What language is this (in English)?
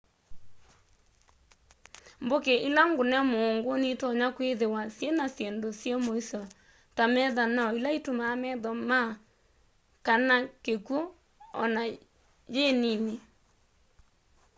Kamba